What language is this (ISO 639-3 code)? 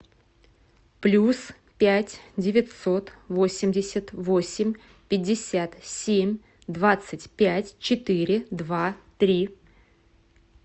rus